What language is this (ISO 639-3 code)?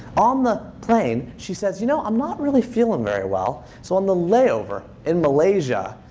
eng